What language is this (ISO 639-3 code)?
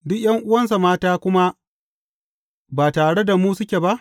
hau